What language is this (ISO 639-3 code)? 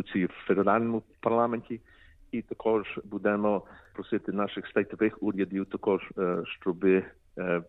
ukr